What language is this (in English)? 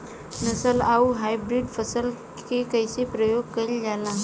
Bhojpuri